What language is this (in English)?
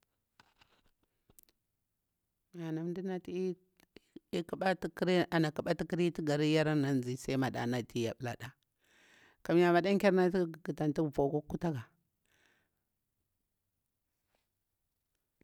Bura-Pabir